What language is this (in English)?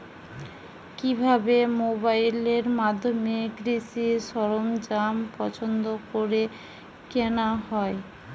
Bangla